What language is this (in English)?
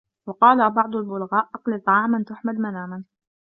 Arabic